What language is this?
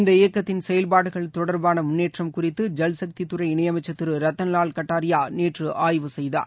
Tamil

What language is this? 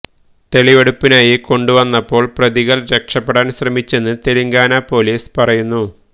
Malayalam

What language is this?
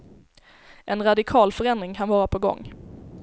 Swedish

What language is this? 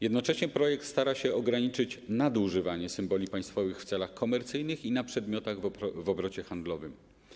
Polish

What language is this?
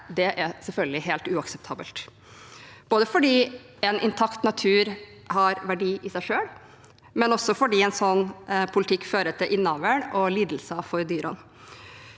Norwegian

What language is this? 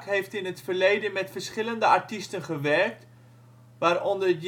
Dutch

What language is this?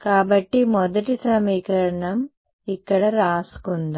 Telugu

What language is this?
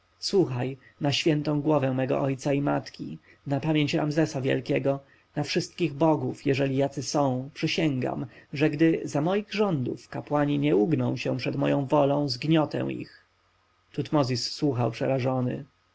Polish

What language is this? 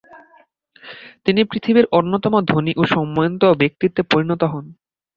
Bangla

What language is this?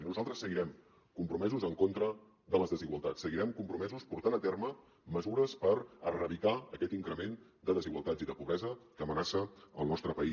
Catalan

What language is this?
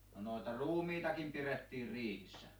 Finnish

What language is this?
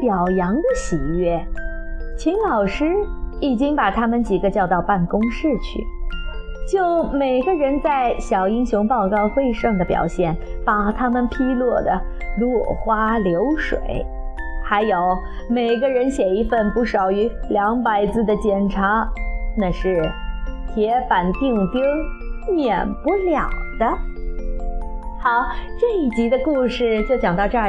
Chinese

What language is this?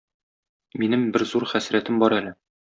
Tatar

